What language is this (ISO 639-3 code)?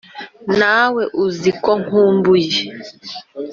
kin